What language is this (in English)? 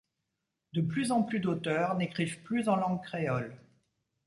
French